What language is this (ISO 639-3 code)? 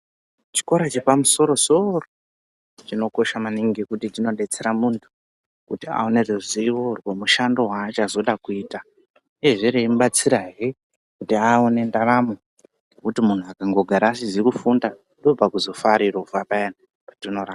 ndc